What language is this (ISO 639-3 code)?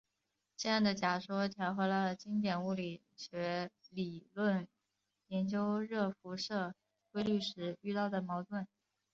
zho